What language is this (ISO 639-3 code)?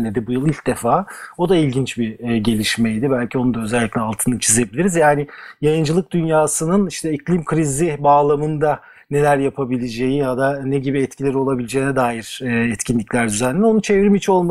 tur